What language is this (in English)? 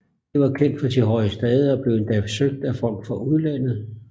Danish